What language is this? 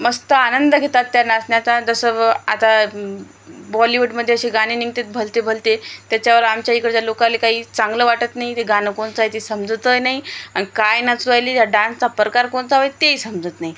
Marathi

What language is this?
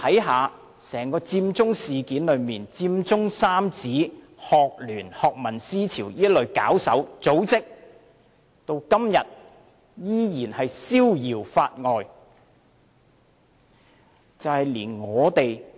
Cantonese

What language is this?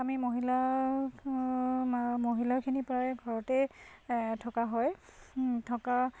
Assamese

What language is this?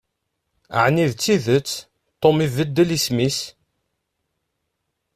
Kabyle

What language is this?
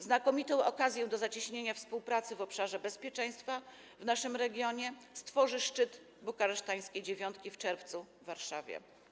Polish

